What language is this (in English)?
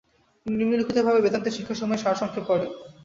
Bangla